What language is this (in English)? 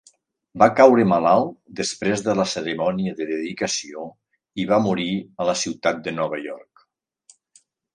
Catalan